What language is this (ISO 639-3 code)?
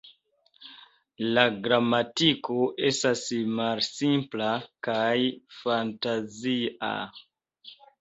epo